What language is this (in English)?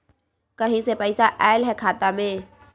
Magahi